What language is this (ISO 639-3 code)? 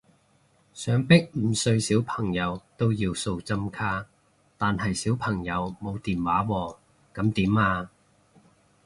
yue